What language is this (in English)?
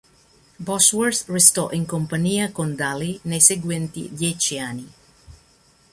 Italian